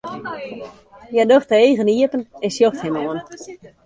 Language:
Western Frisian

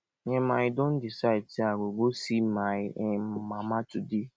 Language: Nigerian Pidgin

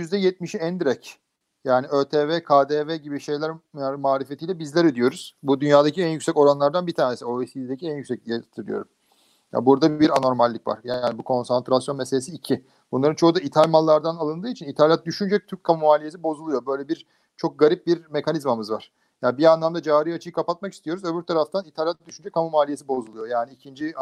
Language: Turkish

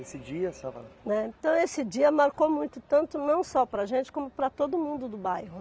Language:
Portuguese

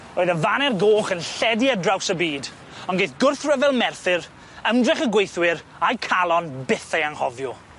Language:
Welsh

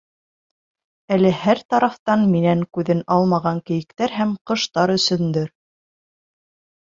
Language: Bashkir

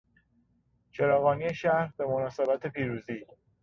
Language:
Persian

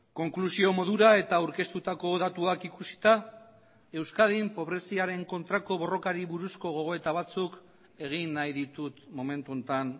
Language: Basque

